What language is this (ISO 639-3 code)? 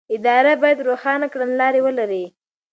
pus